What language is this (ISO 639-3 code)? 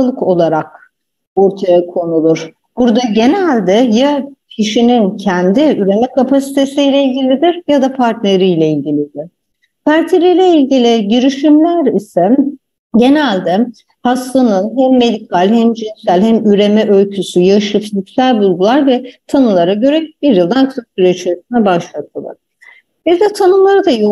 tur